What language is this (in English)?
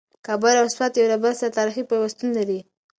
Pashto